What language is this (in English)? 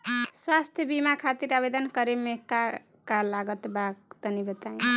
Bhojpuri